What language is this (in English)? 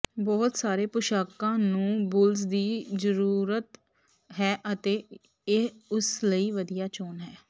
Punjabi